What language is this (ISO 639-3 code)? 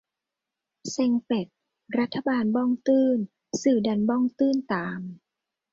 tha